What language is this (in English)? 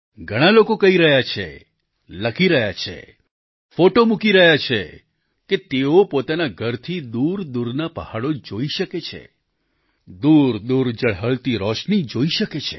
Gujarati